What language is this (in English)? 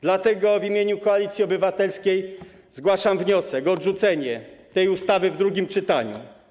Polish